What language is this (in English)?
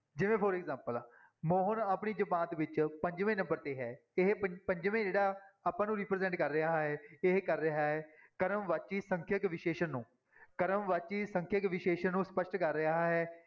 Punjabi